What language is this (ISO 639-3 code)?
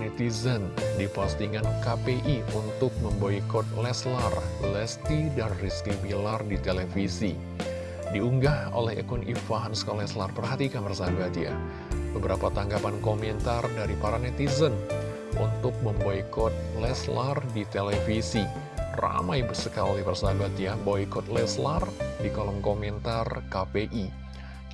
ind